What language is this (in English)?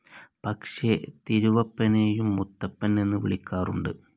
Malayalam